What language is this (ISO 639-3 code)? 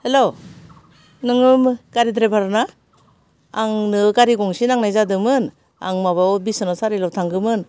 brx